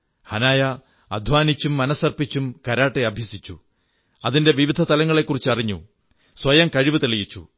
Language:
Malayalam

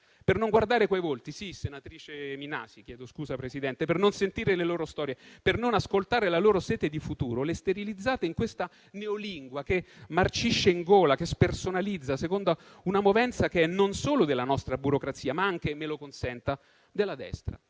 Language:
Italian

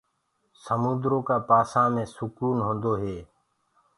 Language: Gurgula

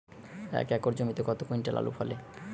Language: Bangla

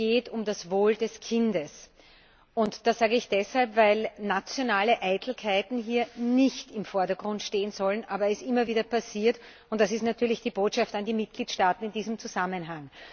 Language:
German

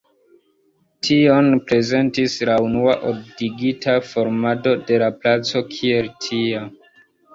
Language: Esperanto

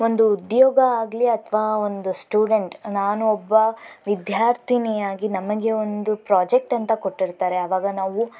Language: Kannada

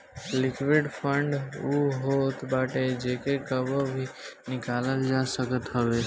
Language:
Bhojpuri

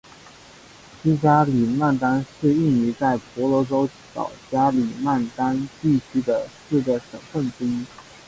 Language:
Chinese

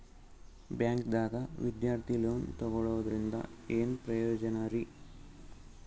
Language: Kannada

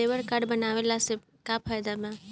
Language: Bhojpuri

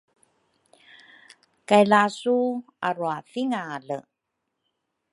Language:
Rukai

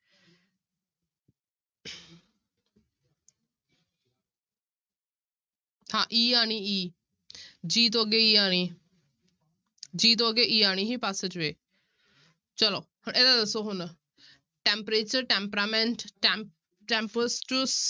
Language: Punjabi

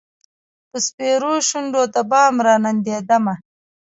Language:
Pashto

